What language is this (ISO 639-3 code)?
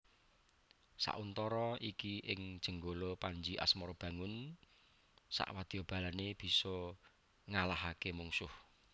jav